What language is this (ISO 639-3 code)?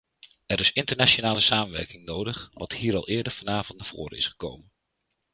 nld